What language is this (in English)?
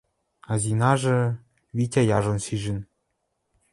Western Mari